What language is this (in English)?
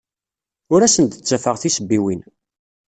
Kabyle